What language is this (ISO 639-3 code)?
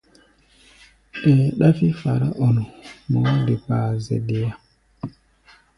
gba